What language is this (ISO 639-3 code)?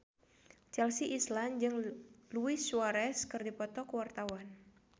sun